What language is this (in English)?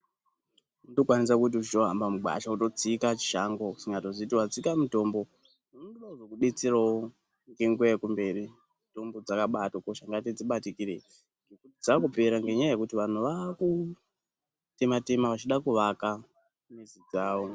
Ndau